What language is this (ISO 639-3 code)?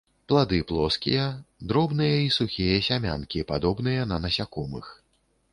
bel